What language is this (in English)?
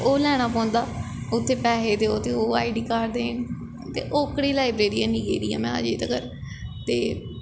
Dogri